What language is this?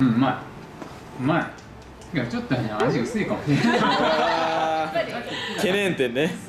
Japanese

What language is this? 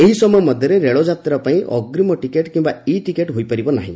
Odia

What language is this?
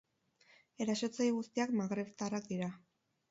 Basque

